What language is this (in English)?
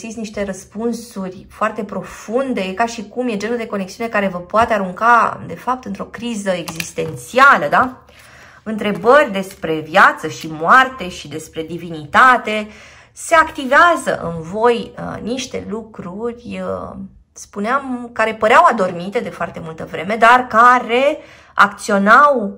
Romanian